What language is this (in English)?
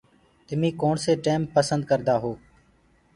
Gurgula